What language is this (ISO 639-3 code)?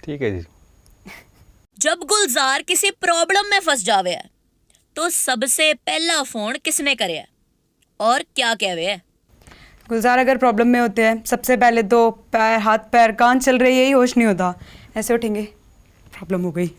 pan